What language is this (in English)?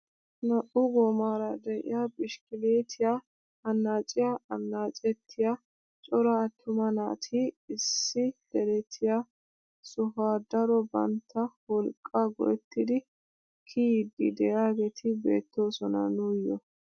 Wolaytta